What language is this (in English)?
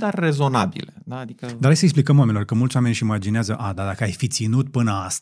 Romanian